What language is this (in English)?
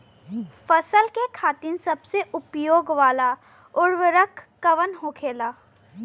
Bhojpuri